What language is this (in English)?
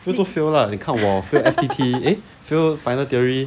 English